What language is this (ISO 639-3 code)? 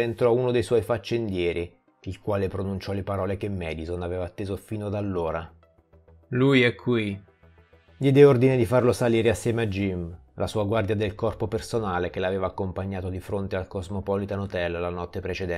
ita